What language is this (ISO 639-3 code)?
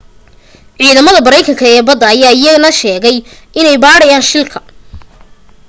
som